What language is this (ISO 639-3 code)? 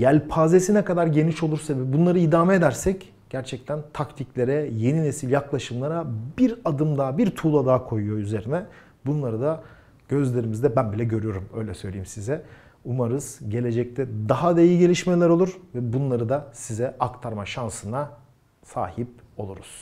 tur